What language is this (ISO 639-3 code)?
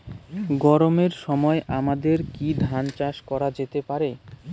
ben